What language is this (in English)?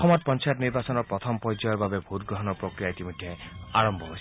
Assamese